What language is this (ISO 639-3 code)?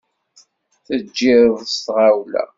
kab